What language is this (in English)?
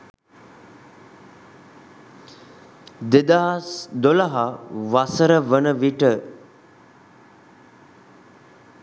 Sinhala